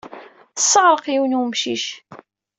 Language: Kabyle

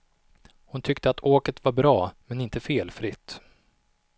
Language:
Swedish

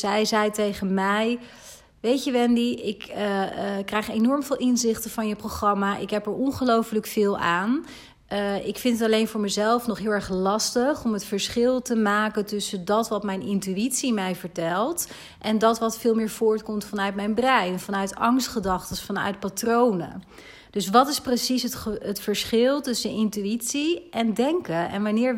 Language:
Dutch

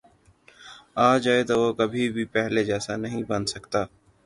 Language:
Urdu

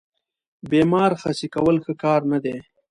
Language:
Pashto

